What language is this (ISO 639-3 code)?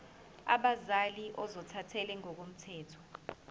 zul